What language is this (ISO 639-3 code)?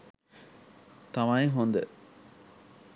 sin